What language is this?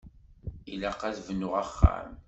Kabyle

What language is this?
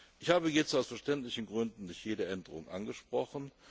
German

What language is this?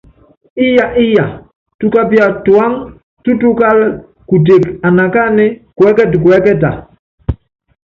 Yangben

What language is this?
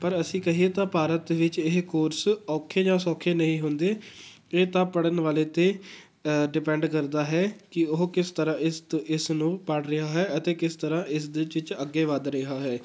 Punjabi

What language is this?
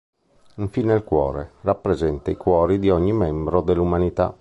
Italian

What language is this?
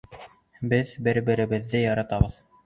Bashkir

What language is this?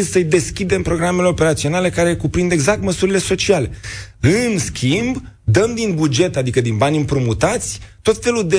Romanian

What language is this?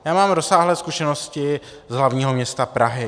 Czech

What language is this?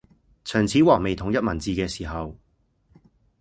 Cantonese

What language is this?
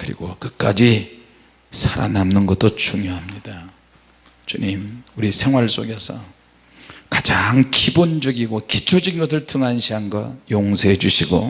Korean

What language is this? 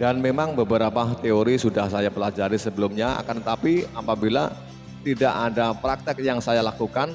Indonesian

